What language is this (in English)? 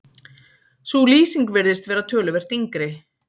Icelandic